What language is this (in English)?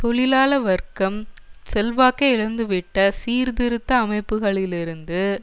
Tamil